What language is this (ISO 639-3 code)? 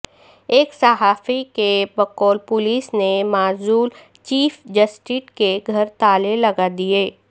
urd